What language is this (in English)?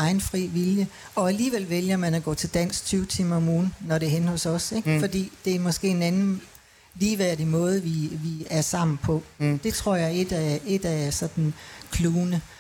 Danish